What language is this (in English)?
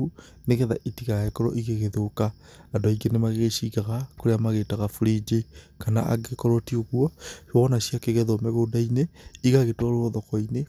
Kikuyu